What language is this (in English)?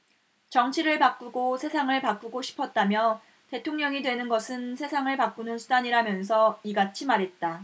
Korean